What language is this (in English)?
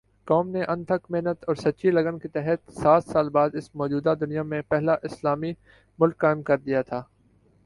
Urdu